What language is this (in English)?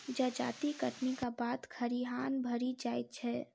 Maithili